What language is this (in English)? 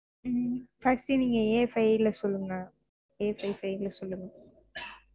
Tamil